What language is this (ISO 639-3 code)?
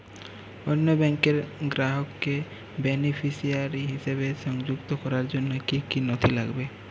ben